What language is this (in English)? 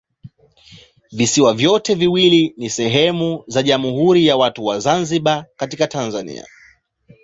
Swahili